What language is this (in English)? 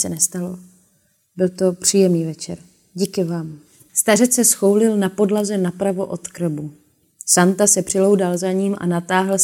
Czech